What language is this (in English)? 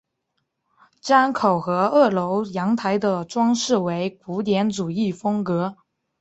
Chinese